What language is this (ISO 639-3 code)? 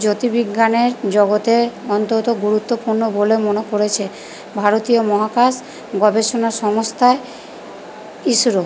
ben